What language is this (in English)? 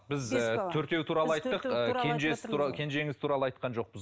Kazakh